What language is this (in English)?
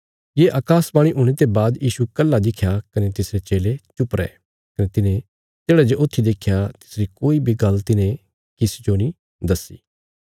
Bilaspuri